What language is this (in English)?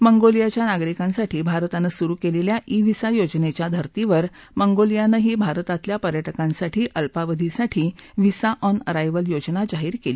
Marathi